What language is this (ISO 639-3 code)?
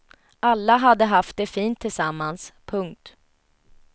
swe